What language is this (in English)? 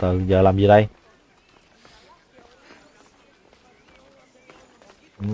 Vietnamese